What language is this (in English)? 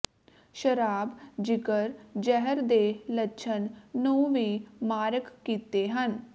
Punjabi